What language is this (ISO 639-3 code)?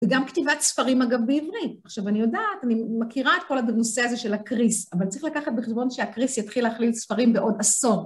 heb